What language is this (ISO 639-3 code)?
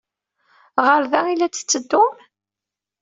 kab